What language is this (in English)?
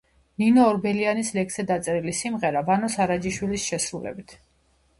Georgian